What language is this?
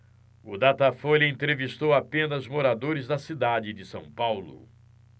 Portuguese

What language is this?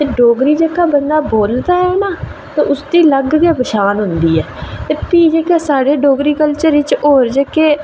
Dogri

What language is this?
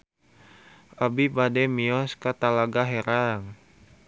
Sundanese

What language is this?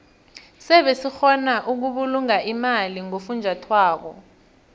South Ndebele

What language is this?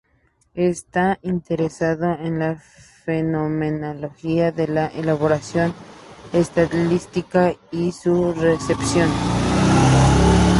Spanish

